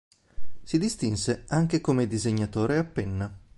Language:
Italian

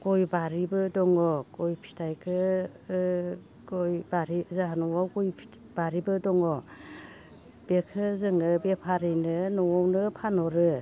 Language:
Bodo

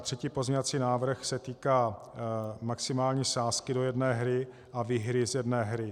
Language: Czech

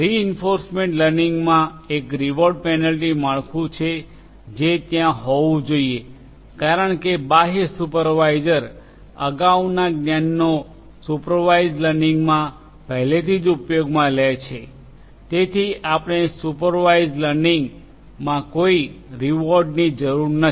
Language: Gujarati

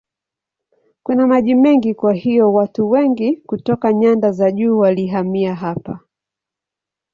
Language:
Swahili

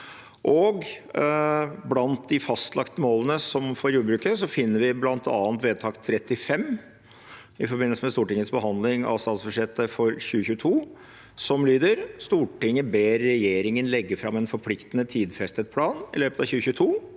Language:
Norwegian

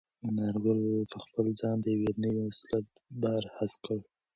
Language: Pashto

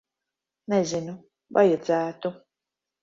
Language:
Latvian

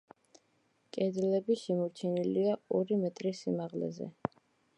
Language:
Georgian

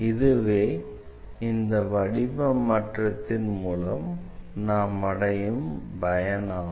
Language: Tamil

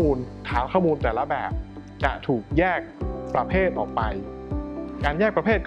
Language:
Thai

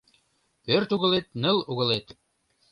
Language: Mari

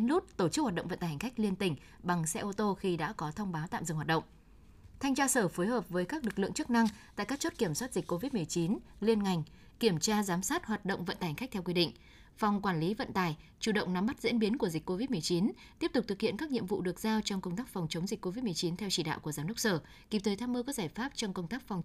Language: Vietnamese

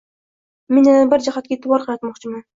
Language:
Uzbek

